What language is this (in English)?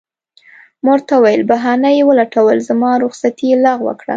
Pashto